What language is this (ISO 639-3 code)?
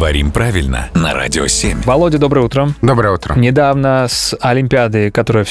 rus